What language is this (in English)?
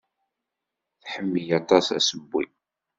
Kabyle